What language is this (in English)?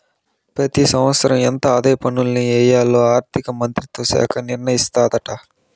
Telugu